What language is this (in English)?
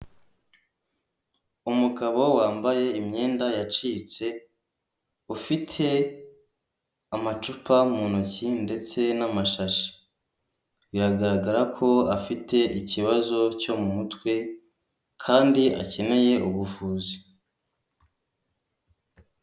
Kinyarwanda